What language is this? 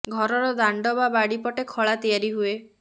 Odia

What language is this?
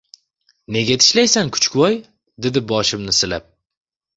Uzbek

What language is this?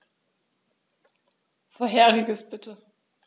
German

